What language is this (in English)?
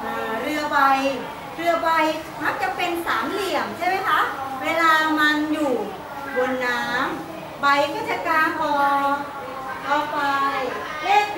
Thai